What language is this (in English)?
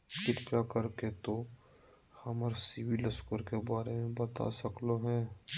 Magahi